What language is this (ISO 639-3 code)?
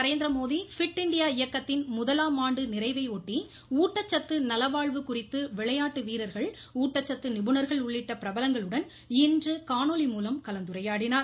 tam